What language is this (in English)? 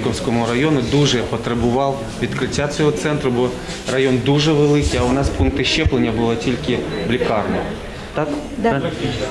Ukrainian